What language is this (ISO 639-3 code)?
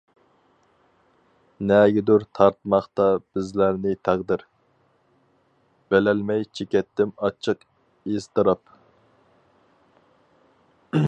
uig